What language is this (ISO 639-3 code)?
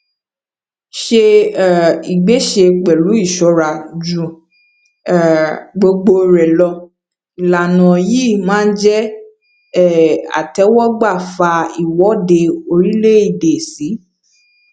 yor